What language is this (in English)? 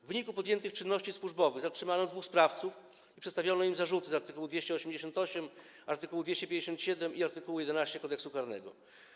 Polish